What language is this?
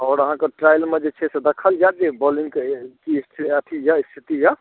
Maithili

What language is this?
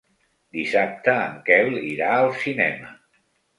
Catalan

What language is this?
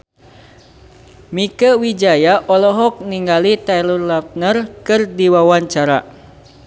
Sundanese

